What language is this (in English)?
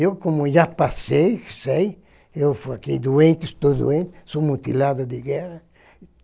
Portuguese